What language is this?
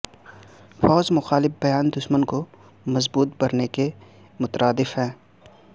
Urdu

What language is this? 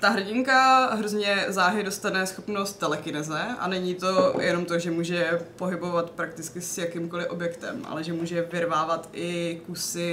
Czech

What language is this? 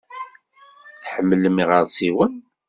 Kabyle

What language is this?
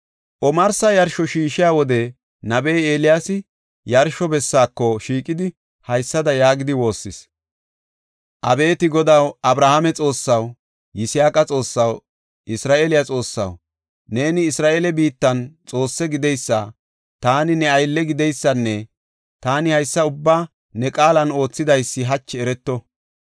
Gofa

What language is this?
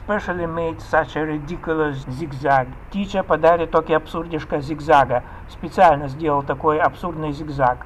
Russian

